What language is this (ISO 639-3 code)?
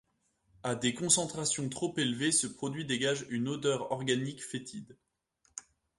fra